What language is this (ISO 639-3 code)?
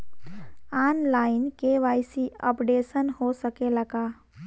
bho